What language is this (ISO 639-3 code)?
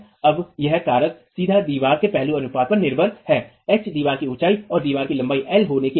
hin